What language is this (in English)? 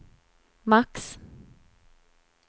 Swedish